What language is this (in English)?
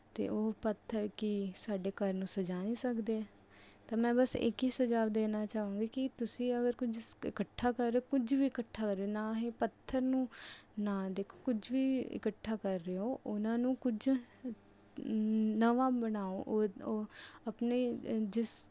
Punjabi